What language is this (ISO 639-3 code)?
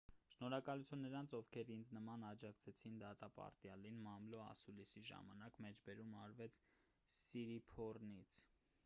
hye